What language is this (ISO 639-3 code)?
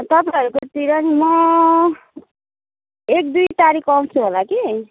nep